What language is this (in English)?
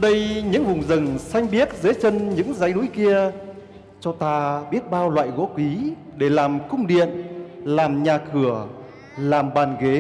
Vietnamese